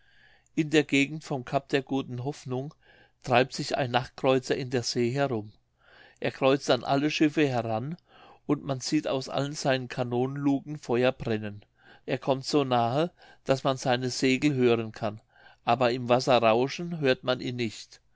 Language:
German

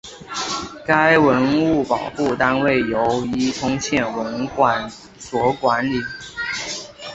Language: Chinese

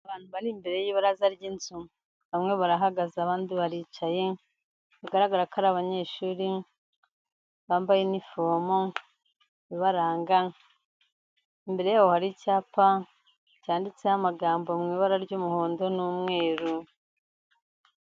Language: Kinyarwanda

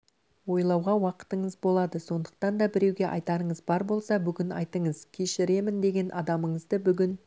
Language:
Kazakh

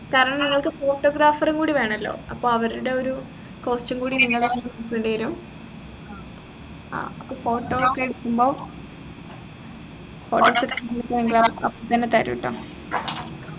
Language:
Malayalam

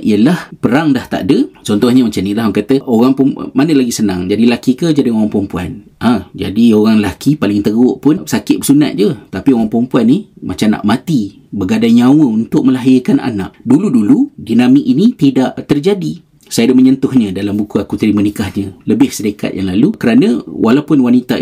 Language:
Malay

